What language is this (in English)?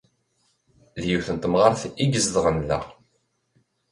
Kabyle